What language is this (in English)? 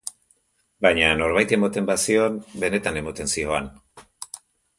Basque